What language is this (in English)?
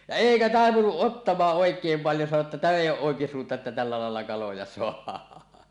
Finnish